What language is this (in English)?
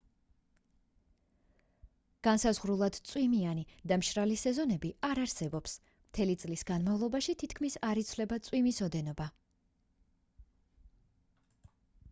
Georgian